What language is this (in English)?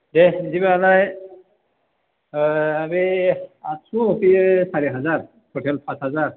Bodo